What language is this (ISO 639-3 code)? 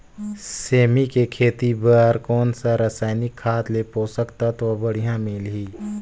hne